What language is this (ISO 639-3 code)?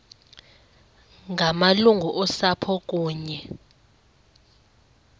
xho